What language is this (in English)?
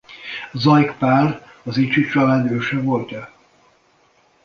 Hungarian